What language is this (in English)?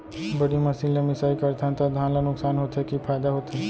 Chhattisgarhi